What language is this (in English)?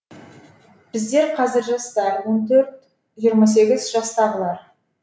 Kazakh